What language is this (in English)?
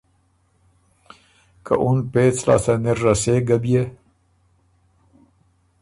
Ormuri